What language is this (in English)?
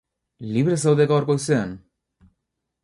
Basque